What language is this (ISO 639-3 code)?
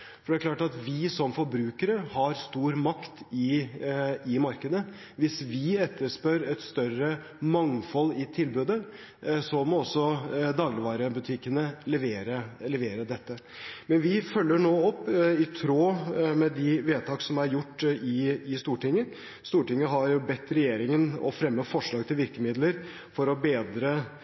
nob